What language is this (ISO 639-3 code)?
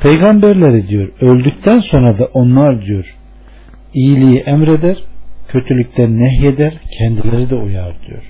tur